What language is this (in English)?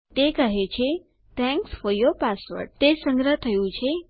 Gujarati